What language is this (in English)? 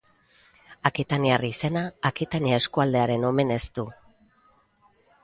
Basque